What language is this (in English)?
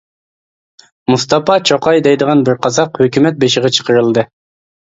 Uyghur